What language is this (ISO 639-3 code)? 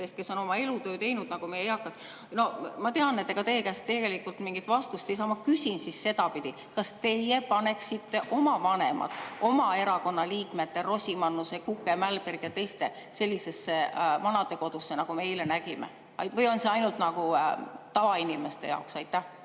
est